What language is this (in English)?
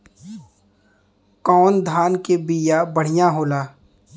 Bhojpuri